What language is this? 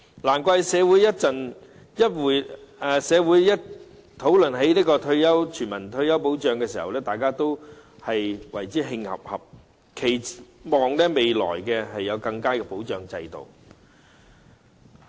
Cantonese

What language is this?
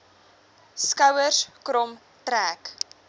Afrikaans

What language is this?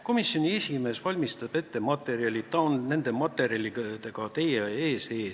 Estonian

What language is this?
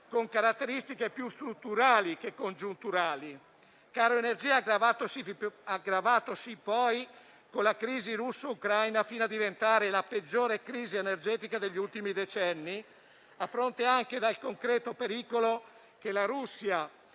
Italian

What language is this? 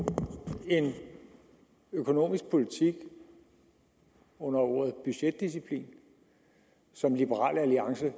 Danish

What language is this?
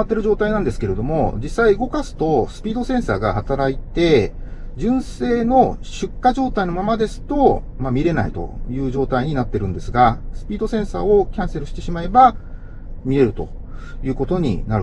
Japanese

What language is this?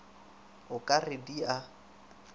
Northern Sotho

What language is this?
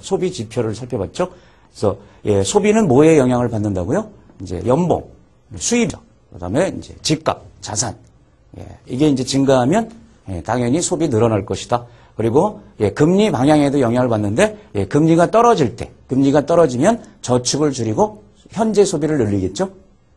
Korean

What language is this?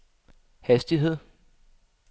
Danish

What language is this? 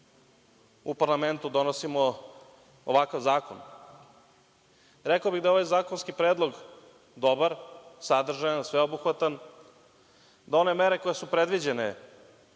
Serbian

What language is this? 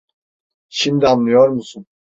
Turkish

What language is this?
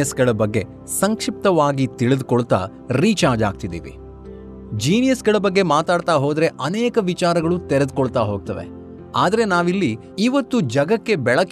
Kannada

